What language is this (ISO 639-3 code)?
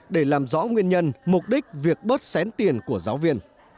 vie